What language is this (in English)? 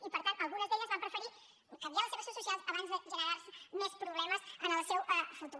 Catalan